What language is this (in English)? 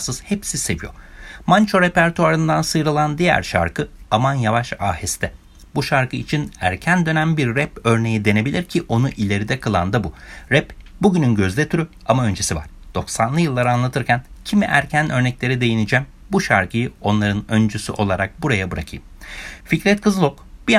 Turkish